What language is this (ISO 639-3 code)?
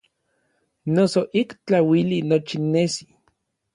nlv